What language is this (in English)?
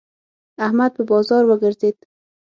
Pashto